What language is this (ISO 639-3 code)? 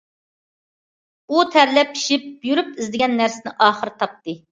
uig